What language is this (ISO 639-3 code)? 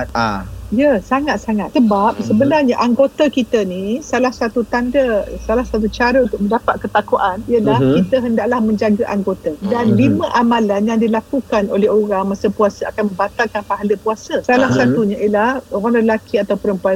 msa